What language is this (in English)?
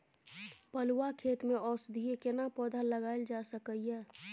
Maithili